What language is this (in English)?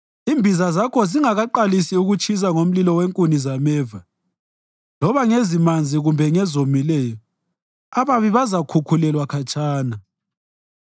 North Ndebele